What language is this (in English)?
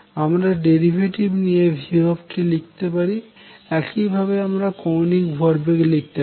Bangla